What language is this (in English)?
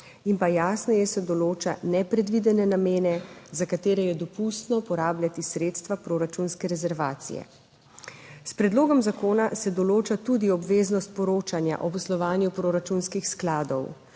Slovenian